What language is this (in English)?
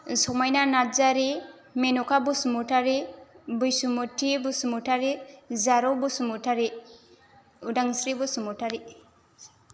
Bodo